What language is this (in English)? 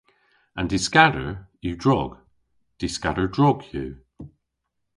Cornish